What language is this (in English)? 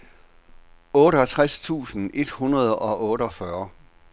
Danish